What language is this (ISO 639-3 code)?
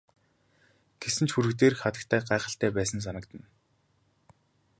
mon